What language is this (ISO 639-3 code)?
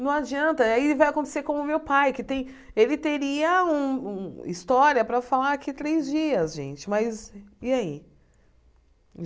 por